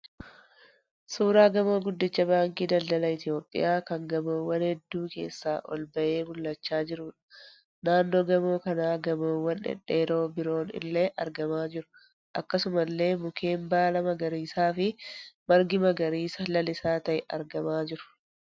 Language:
Oromo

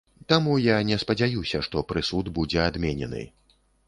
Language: Belarusian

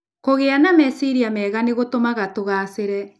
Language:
Kikuyu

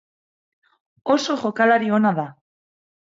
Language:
Basque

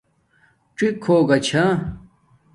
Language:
Domaaki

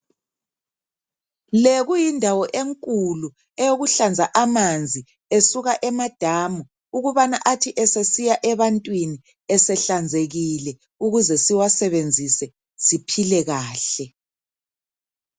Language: North Ndebele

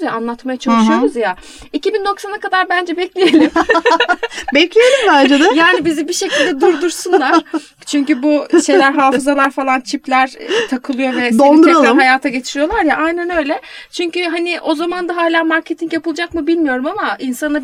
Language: Turkish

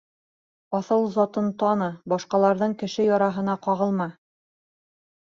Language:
Bashkir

